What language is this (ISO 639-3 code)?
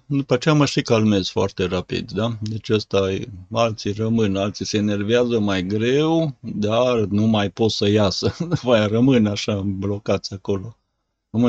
ron